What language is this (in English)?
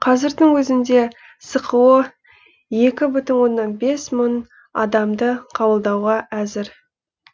Kazakh